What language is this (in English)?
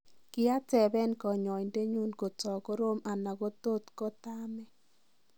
Kalenjin